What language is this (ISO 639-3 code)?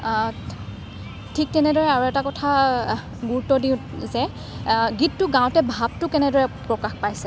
asm